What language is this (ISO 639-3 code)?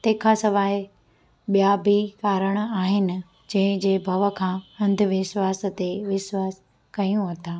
snd